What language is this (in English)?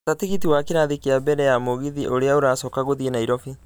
Kikuyu